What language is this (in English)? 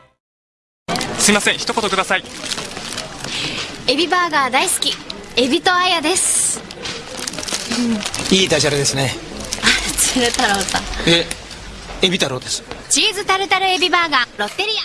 Japanese